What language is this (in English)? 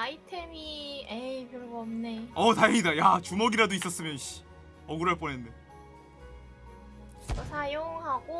Korean